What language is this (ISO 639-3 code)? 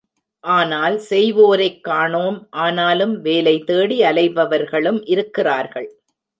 tam